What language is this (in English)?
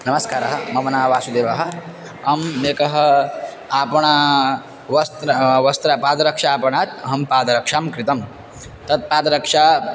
Sanskrit